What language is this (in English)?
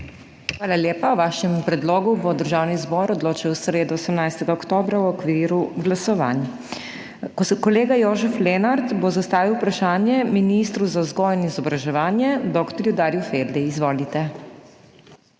Slovenian